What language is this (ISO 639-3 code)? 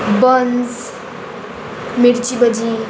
kok